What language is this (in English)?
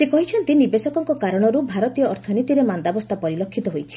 Odia